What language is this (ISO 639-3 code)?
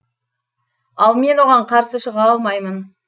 kaz